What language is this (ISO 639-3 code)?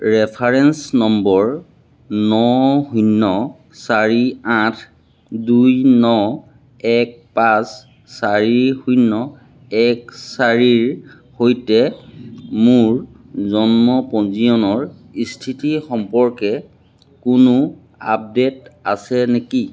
asm